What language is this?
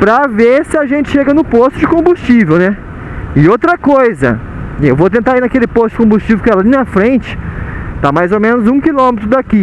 Portuguese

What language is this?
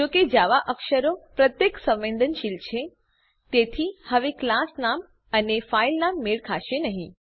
Gujarati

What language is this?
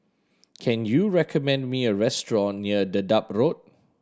English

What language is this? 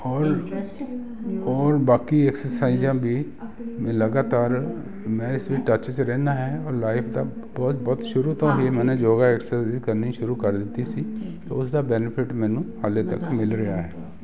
Punjabi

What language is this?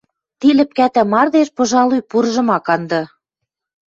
Western Mari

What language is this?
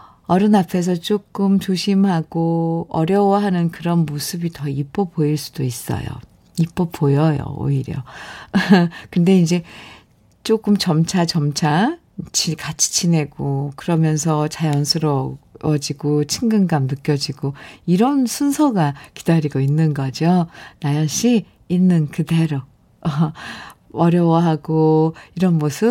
Korean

